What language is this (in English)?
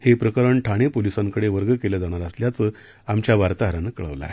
Marathi